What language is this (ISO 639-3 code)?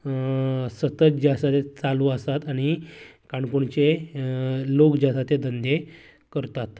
kok